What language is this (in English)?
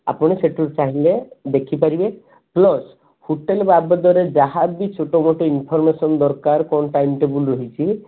Odia